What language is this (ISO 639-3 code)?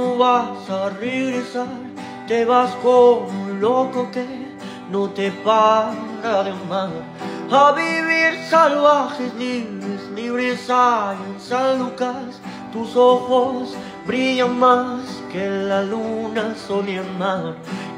ron